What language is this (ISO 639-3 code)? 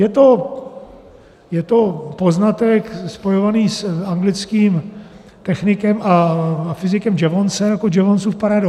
ces